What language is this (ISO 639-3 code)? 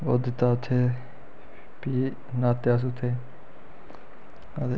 doi